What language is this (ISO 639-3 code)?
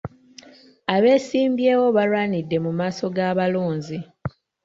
lug